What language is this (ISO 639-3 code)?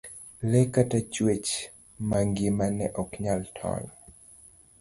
luo